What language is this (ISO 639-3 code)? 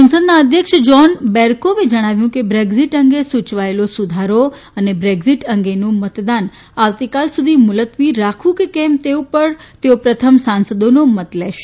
guj